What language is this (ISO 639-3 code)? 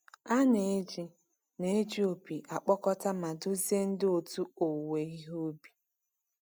ibo